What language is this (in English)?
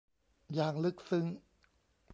Thai